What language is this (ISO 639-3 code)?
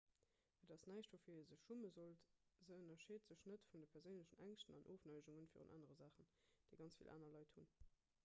ltz